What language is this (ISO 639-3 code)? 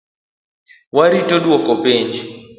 luo